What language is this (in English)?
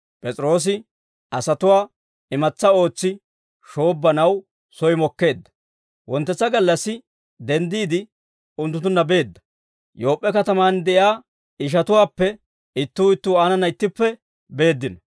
Dawro